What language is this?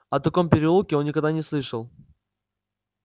Russian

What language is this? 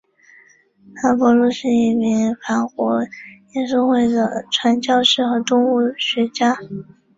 Chinese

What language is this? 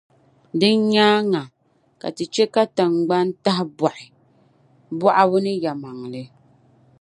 Dagbani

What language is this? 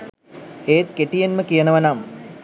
Sinhala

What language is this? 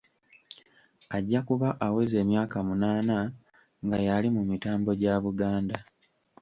Ganda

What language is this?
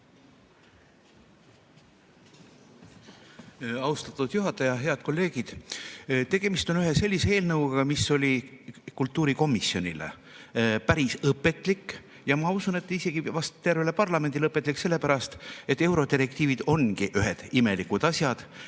Estonian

